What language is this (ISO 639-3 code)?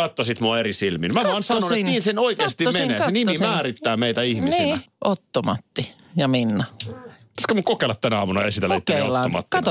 fin